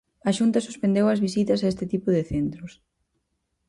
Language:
Galician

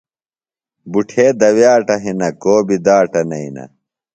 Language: Phalura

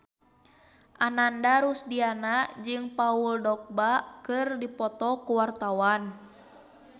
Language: Sundanese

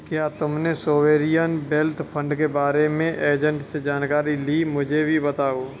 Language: Hindi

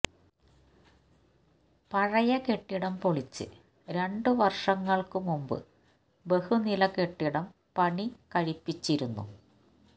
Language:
Malayalam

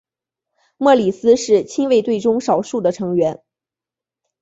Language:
Chinese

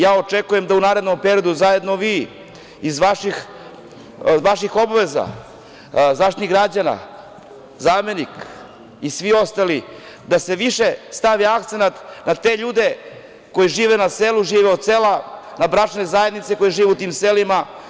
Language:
Serbian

